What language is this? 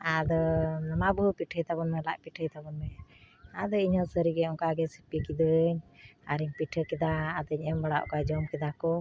Santali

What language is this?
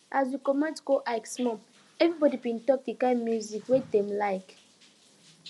Nigerian Pidgin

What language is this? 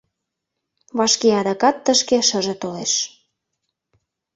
Mari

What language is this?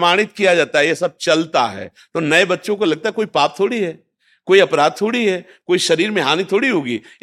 Hindi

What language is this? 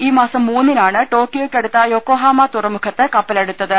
Malayalam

